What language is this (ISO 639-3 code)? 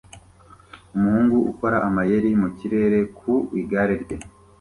kin